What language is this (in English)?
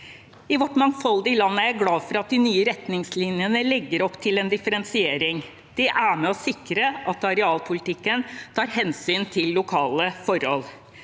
Norwegian